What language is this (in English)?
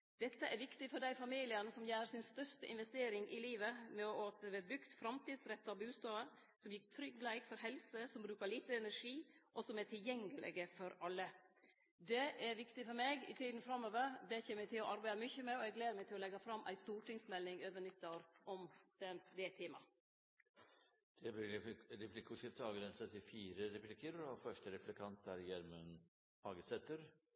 Norwegian